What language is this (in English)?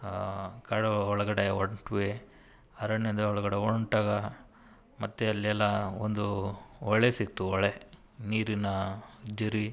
Kannada